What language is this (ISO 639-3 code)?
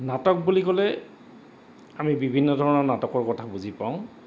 asm